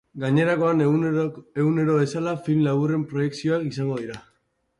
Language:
Basque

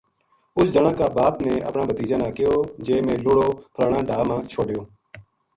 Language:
Gujari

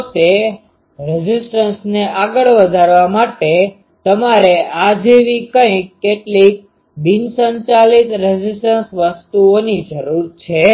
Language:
Gujarati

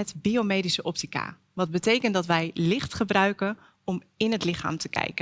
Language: Dutch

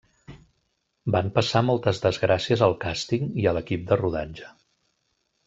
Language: Catalan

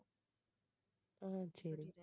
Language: Tamil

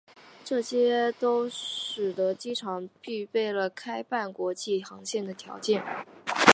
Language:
Chinese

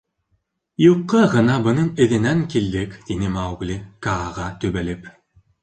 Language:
Bashkir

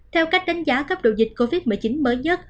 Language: Vietnamese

